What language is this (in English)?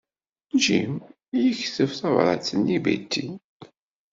Kabyle